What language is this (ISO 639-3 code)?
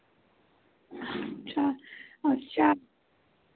hin